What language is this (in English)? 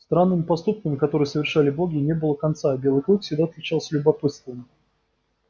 Russian